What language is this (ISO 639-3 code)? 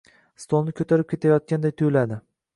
uzb